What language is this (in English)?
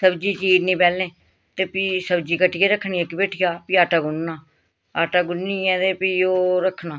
Dogri